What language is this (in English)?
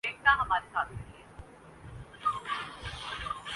Urdu